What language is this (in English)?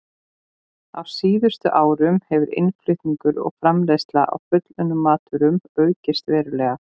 Icelandic